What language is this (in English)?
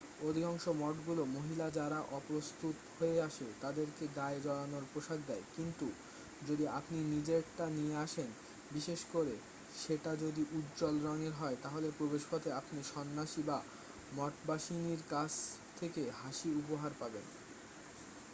Bangla